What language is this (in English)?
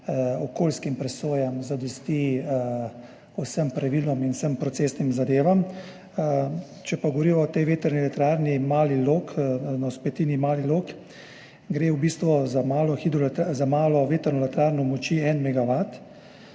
Slovenian